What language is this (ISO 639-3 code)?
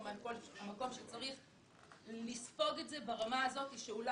heb